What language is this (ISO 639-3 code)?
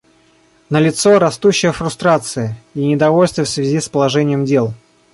rus